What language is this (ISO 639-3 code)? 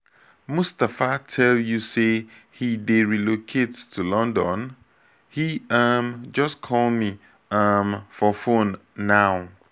pcm